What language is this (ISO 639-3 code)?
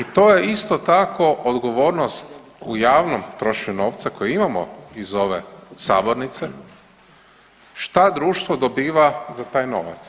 hrv